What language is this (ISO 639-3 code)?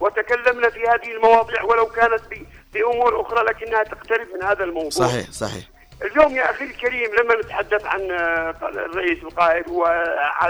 ara